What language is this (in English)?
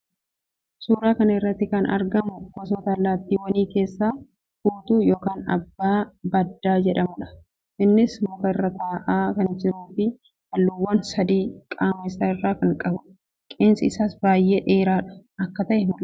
Oromo